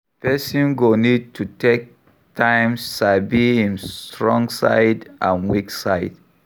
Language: Nigerian Pidgin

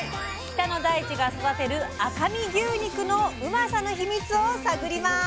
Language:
Japanese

